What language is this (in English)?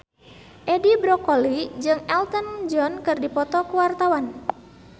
Sundanese